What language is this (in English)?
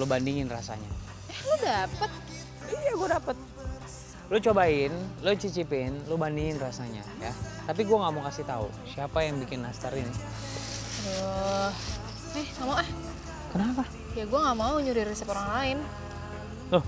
Indonesian